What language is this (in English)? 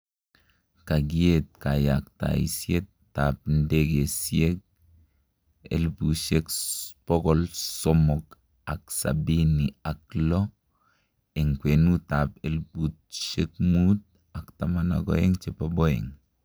Kalenjin